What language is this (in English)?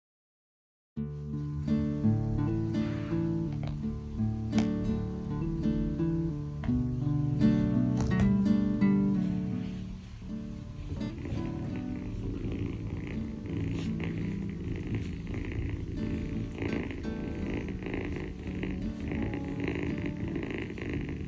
Korean